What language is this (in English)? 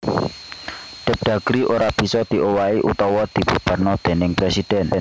Javanese